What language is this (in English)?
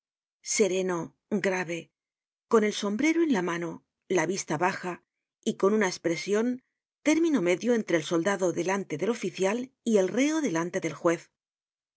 Spanish